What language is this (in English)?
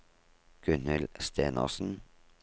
Norwegian